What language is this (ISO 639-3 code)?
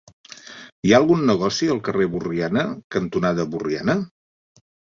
cat